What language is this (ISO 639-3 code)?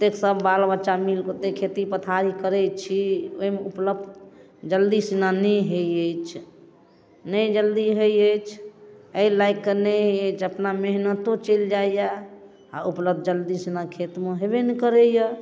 mai